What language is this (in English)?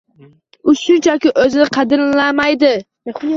Uzbek